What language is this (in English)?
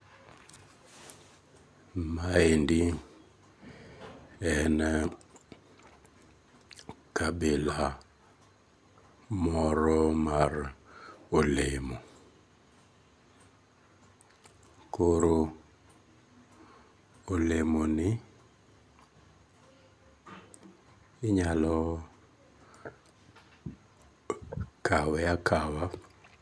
Luo (Kenya and Tanzania)